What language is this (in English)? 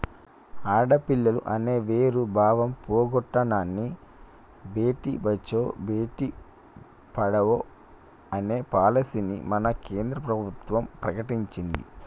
Telugu